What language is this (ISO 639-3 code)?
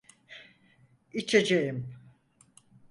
tur